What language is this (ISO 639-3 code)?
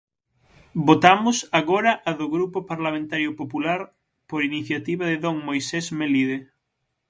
glg